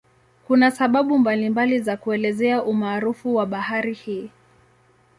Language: Swahili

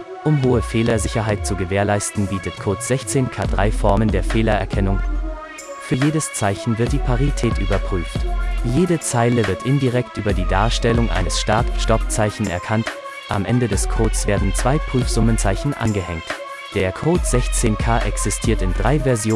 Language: German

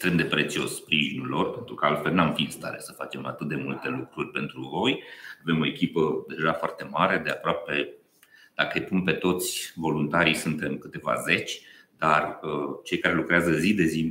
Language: Romanian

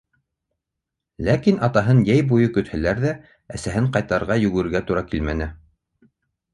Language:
Bashkir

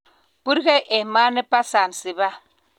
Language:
Kalenjin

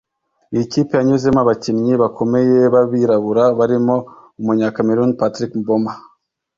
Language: Kinyarwanda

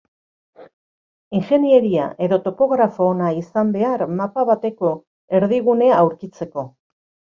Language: Basque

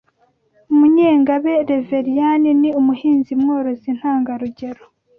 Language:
Kinyarwanda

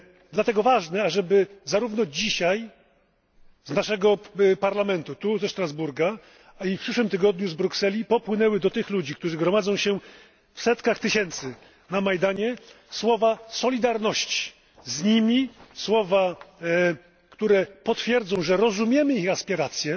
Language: Polish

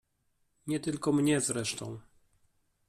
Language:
Polish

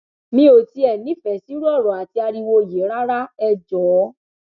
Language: Yoruba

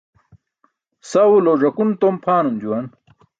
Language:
Burushaski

